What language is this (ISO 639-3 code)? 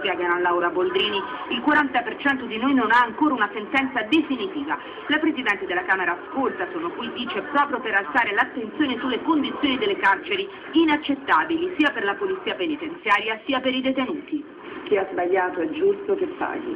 ita